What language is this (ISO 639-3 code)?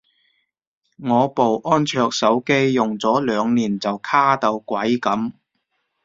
yue